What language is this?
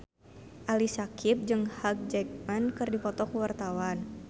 Sundanese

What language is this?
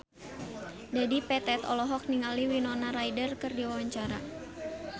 Sundanese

